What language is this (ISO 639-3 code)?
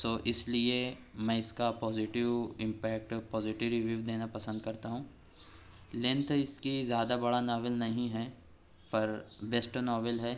urd